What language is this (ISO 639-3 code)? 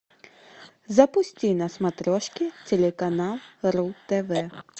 rus